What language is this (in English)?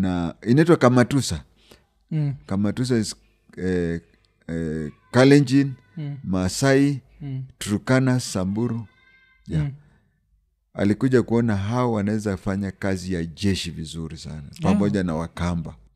Swahili